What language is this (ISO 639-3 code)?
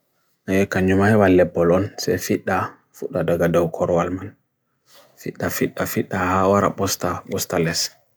fui